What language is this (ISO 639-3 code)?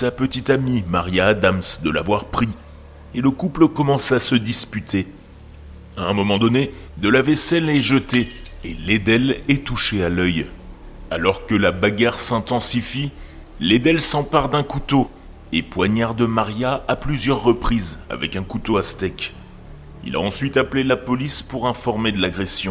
fra